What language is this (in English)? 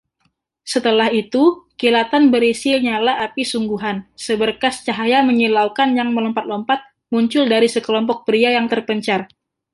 Indonesian